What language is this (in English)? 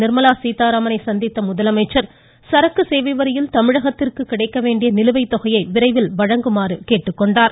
Tamil